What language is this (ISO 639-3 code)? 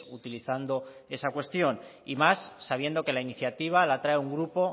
spa